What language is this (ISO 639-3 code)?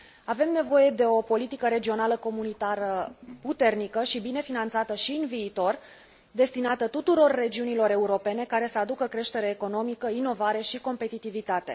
ron